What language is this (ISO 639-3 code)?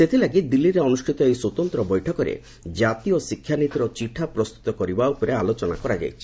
ori